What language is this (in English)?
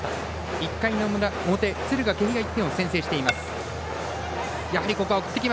Japanese